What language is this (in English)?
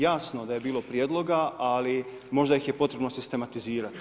Croatian